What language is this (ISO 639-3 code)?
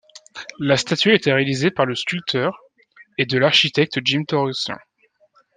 fra